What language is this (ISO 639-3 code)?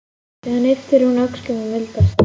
isl